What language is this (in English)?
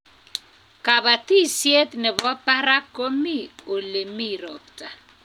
Kalenjin